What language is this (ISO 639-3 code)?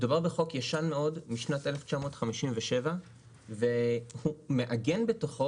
heb